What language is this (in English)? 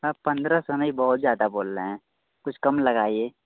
Hindi